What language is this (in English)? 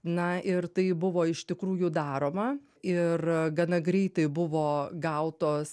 Lithuanian